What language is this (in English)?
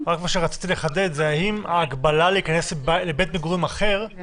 Hebrew